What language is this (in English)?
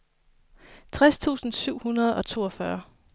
Danish